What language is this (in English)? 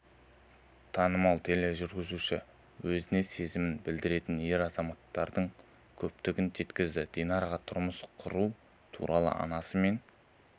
Kazakh